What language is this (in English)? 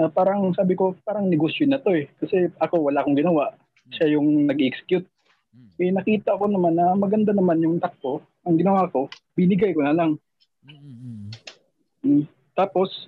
Filipino